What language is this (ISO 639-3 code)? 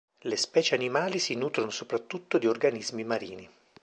ita